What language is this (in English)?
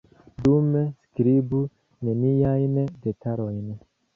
Esperanto